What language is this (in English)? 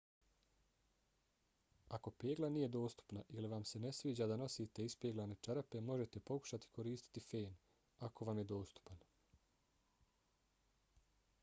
Bosnian